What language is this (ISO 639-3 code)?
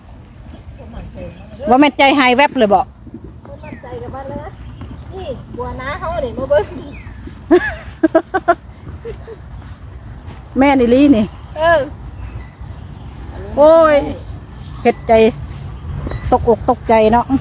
tha